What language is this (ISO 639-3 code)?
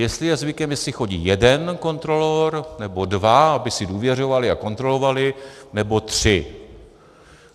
ces